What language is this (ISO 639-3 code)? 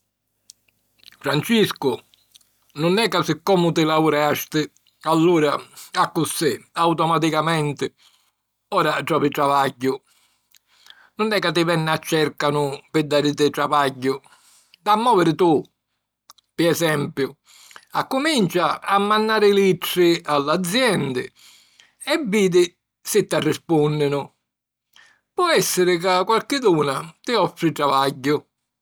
scn